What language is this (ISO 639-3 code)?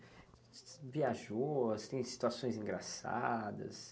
por